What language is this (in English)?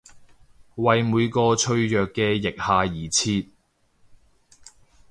Cantonese